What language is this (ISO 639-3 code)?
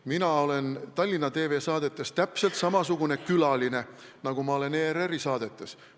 est